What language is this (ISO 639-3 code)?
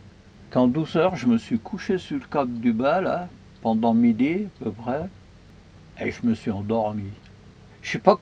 fra